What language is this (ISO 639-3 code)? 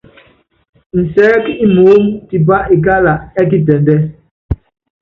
yav